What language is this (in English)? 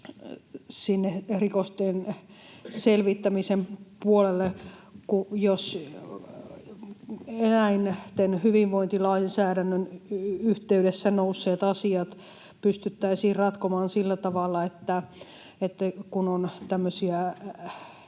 Finnish